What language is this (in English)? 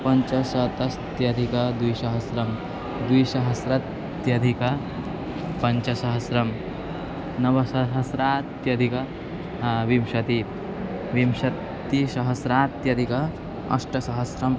Sanskrit